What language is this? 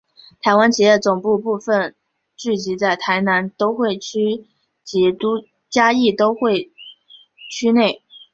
Chinese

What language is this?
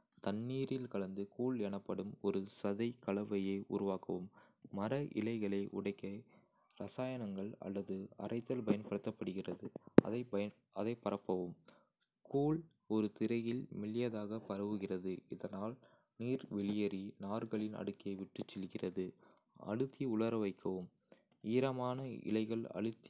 Kota (India)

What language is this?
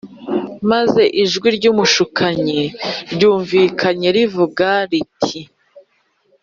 Kinyarwanda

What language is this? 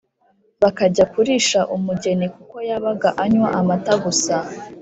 Kinyarwanda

